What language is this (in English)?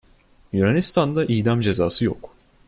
Turkish